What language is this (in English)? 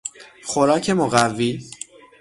Persian